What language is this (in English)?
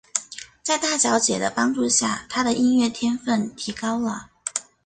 Chinese